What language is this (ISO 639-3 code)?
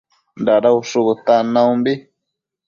mcf